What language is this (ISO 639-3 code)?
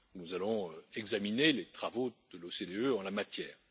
fra